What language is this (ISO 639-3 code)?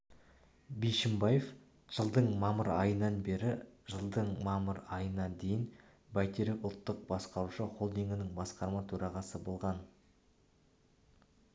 kaz